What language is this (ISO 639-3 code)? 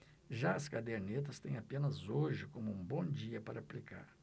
por